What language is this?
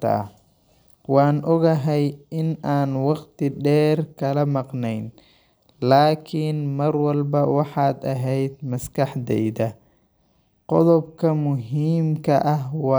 Somali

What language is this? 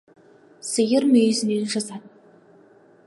Kazakh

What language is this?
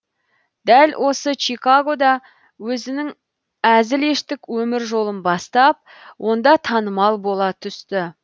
Kazakh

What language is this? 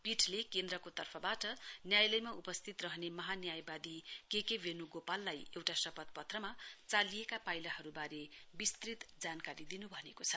Nepali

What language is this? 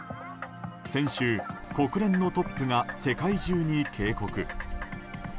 Japanese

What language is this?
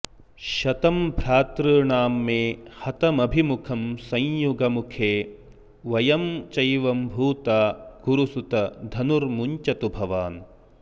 Sanskrit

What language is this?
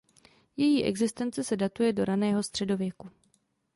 Czech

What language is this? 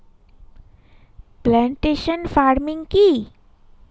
Bangla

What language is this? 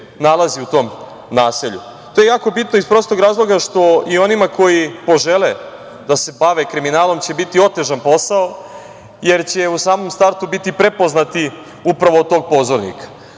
Serbian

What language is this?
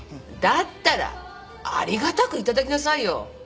Japanese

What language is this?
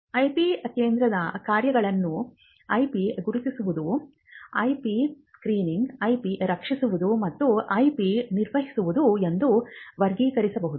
Kannada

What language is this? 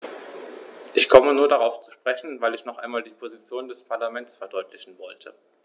German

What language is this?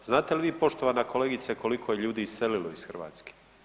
Croatian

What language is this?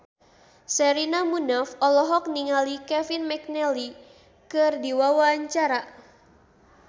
Sundanese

